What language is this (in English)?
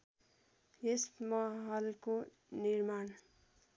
Nepali